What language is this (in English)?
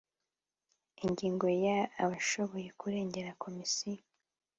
Kinyarwanda